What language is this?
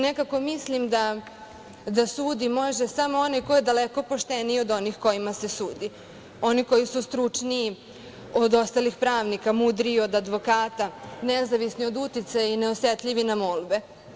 Serbian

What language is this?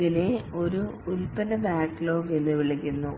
Malayalam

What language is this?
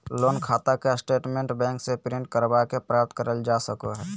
Magahi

